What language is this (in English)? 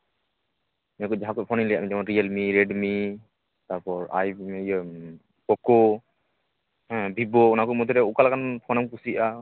Santali